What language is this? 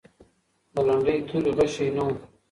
Pashto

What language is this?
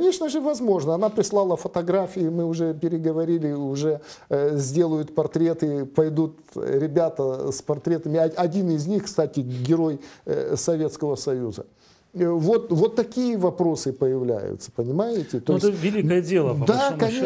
Russian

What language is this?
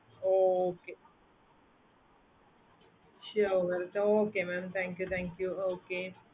Tamil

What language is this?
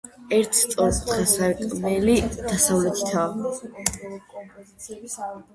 Georgian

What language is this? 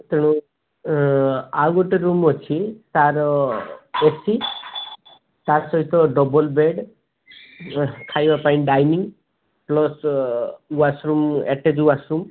Odia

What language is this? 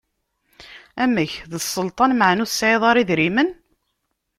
Kabyle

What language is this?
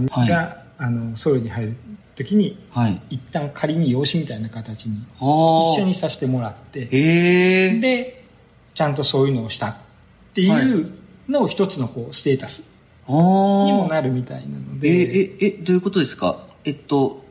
Japanese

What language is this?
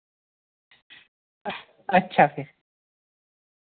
Dogri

